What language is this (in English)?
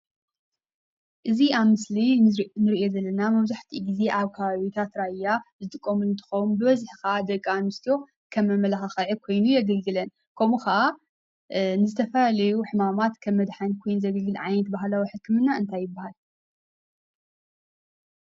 Tigrinya